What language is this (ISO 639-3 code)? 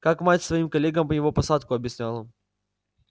rus